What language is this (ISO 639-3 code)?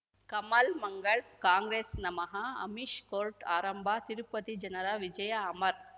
kan